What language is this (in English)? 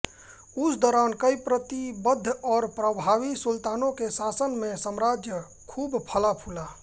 Hindi